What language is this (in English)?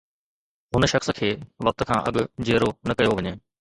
Sindhi